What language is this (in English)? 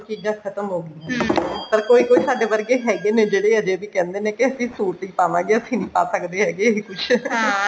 Punjabi